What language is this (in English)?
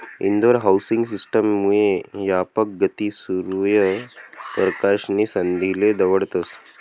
Marathi